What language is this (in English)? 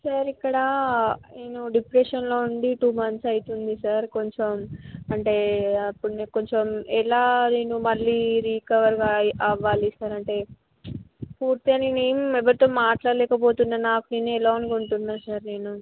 Telugu